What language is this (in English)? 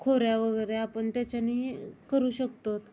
Marathi